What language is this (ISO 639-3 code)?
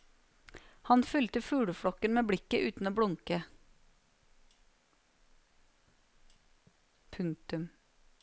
nor